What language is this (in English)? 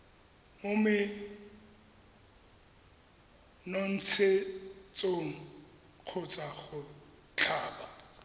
Tswana